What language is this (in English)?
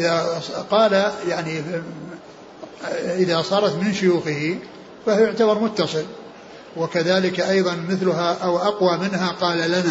Arabic